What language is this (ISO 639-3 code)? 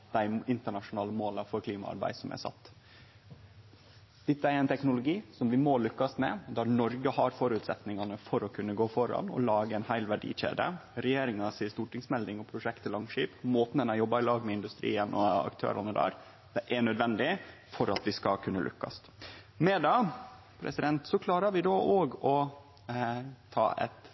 nno